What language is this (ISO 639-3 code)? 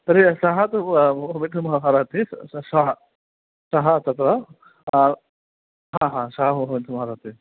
san